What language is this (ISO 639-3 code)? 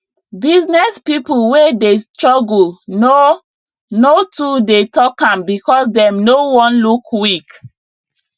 pcm